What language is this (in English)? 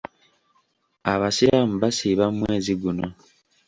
Ganda